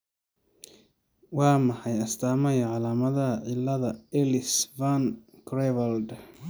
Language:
Somali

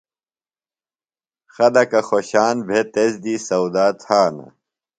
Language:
Phalura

